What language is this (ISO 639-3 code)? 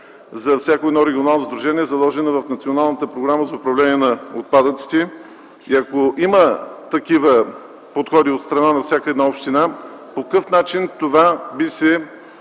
bul